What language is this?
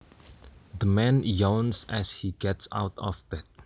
Javanese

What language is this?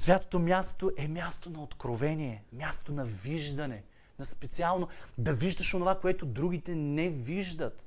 Bulgarian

